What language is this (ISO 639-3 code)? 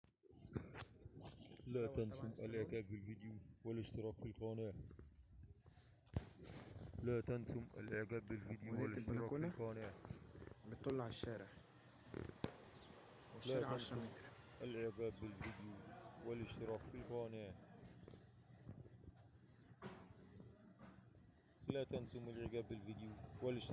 ara